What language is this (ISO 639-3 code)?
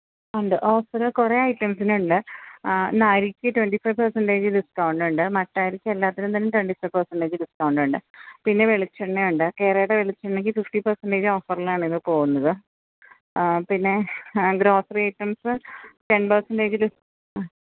mal